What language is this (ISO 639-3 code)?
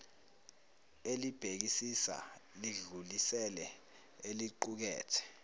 zul